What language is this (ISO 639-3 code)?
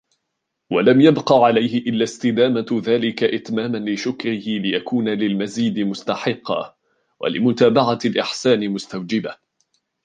ara